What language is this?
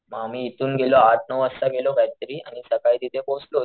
Marathi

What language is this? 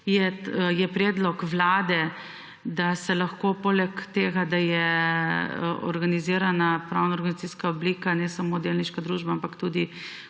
Slovenian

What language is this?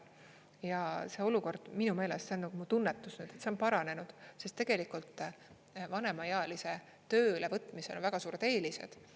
Estonian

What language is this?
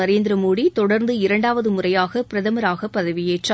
Tamil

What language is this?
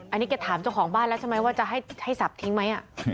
Thai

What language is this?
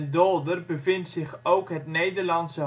Dutch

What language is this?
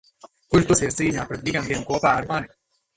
Latvian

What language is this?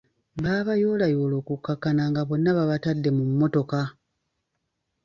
Ganda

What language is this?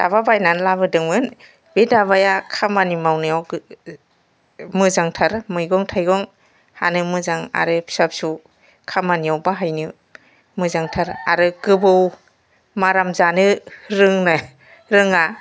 Bodo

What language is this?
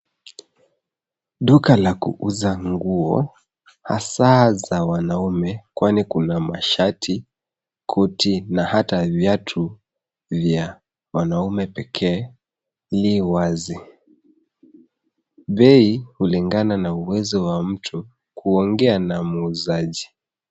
Swahili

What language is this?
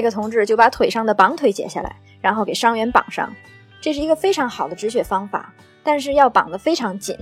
Chinese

